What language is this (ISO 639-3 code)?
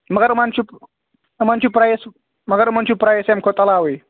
kas